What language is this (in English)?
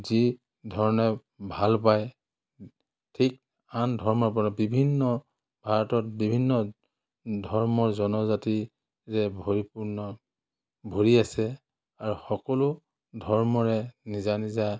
Assamese